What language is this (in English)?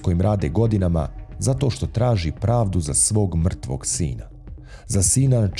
Croatian